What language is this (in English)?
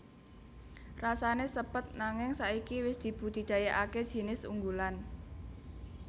Javanese